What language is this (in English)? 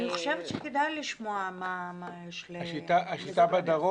Hebrew